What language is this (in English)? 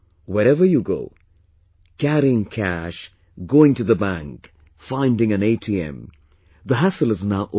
English